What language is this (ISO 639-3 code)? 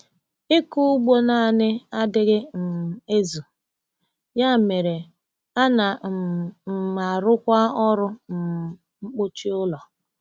ibo